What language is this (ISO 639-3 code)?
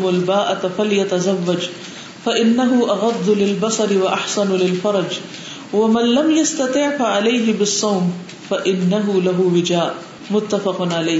urd